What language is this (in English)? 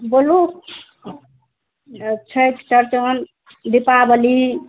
Maithili